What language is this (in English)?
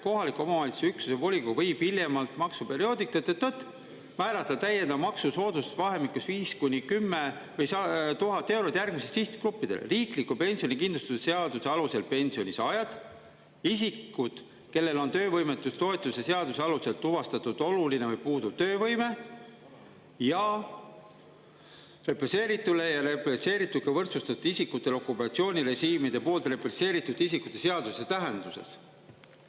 Estonian